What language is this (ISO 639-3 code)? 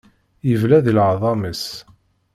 kab